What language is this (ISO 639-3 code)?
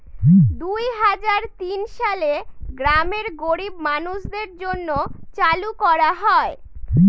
ben